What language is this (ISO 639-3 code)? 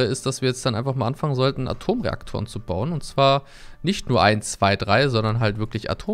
deu